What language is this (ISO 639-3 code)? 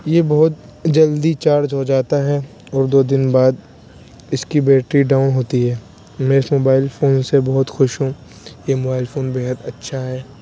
urd